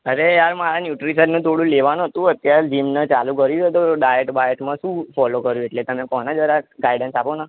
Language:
Gujarati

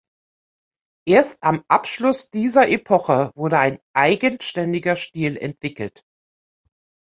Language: German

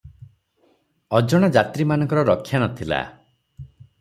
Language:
Odia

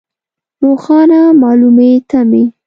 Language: Pashto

